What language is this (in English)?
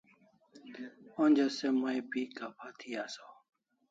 Kalasha